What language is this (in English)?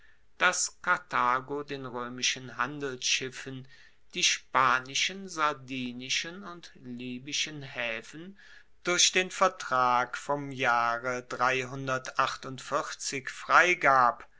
German